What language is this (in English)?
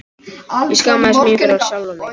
Icelandic